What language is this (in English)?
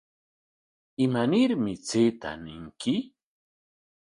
Corongo Ancash Quechua